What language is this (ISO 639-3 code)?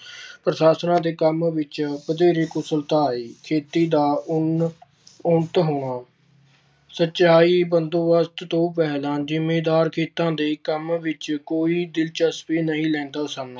pan